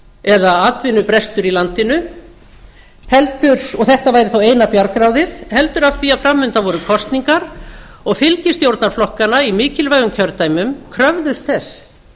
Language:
Icelandic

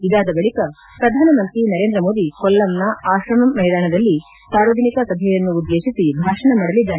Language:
Kannada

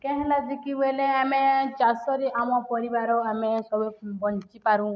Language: Odia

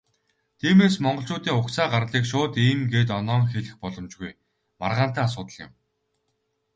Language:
Mongolian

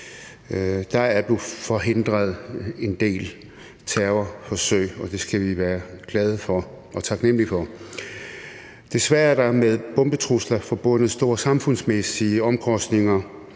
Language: Danish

